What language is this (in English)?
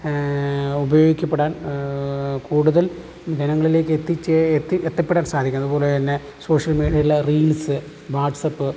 Malayalam